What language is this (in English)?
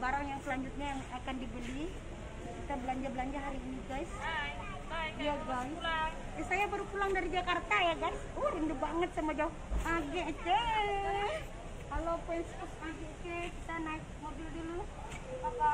Indonesian